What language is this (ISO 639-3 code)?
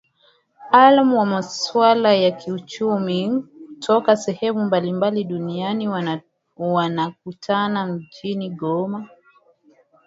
swa